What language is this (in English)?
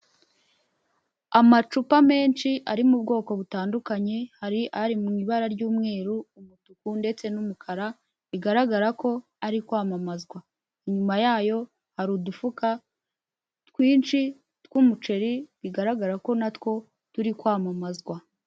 Kinyarwanda